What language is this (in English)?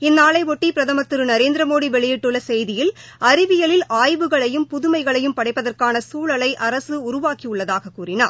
Tamil